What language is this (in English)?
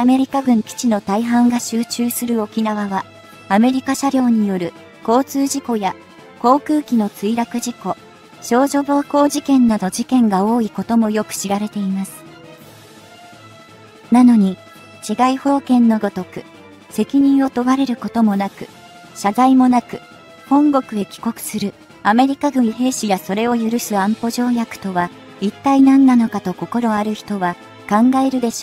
Japanese